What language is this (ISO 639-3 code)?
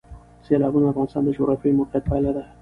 pus